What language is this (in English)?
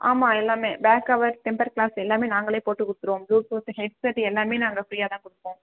Tamil